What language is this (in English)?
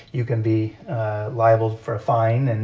English